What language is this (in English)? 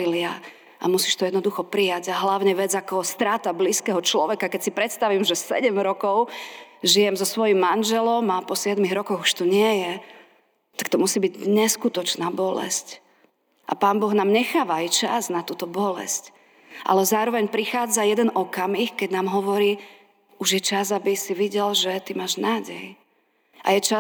Slovak